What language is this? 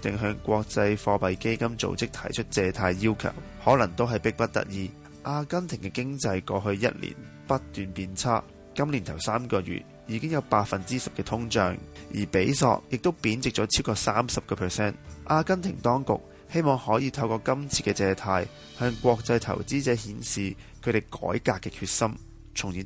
Chinese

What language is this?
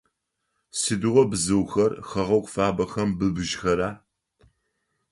Adyghe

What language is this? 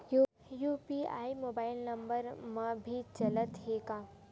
Chhattisgarhi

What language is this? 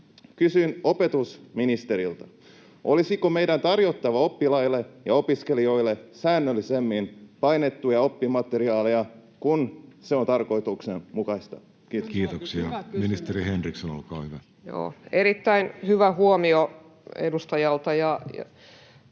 Finnish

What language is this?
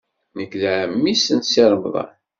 Kabyle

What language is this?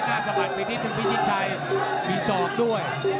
Thai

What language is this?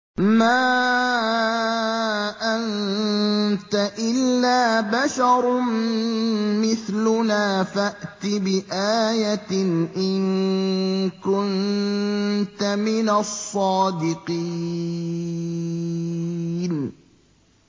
Arabic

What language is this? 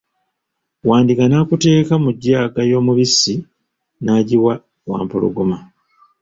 Ganda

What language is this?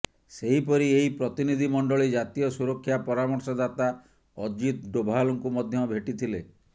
Odia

